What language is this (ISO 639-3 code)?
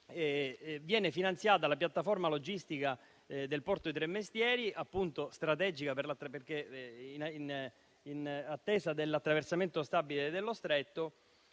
ita